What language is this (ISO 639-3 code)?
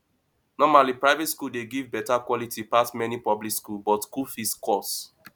pcm